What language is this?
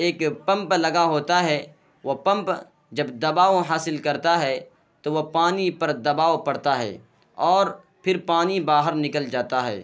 Urdu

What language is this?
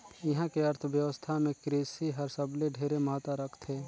Chhattisgarhi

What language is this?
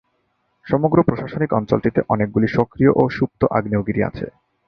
Bangla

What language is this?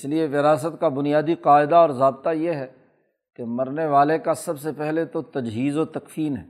Urdu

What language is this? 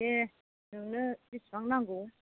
Bodo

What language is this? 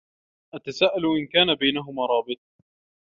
Arabic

